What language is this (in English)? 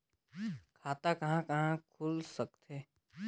Chhattisgarhi